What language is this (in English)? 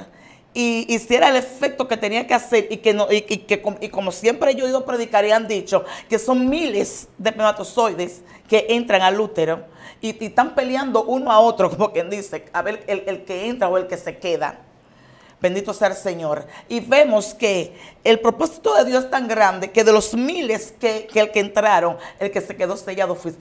Spanish